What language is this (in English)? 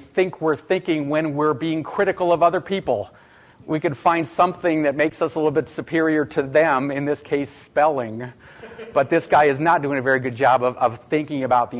English